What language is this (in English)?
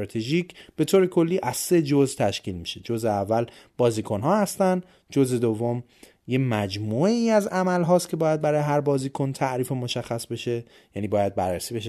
Persian